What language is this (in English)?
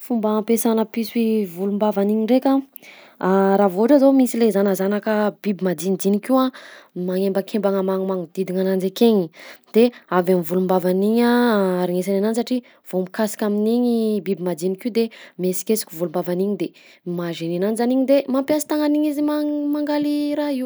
Southern Betsimisaraka Malagasy